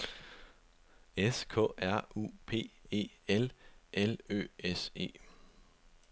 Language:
Danish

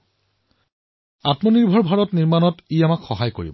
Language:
Assamese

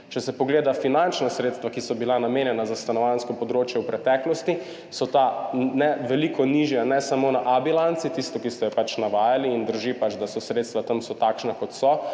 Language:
Slovenian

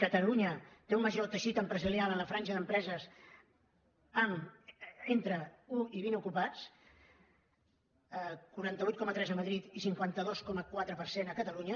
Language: Catalan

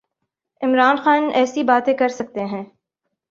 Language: Urdu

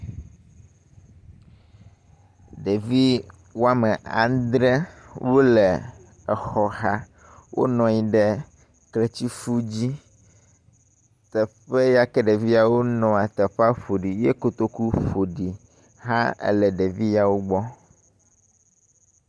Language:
Ewe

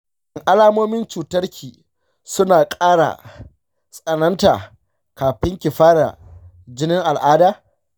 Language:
Hausa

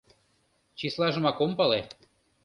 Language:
Mari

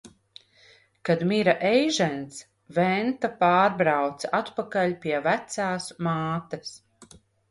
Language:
Latvian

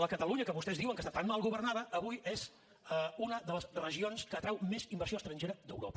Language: Catalan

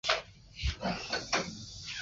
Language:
Chinese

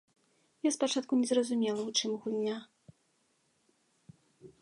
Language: Belarusian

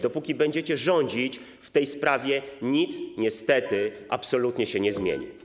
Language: Polish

